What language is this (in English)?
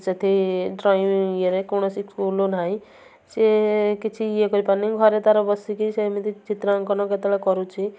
Odia